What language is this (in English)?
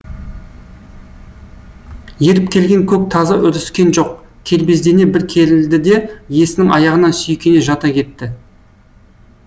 Kazakh